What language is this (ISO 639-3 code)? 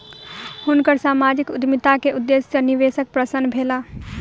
mai